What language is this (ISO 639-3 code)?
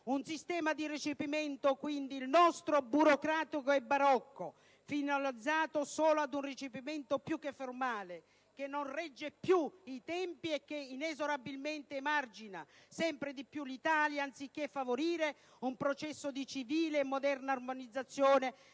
ita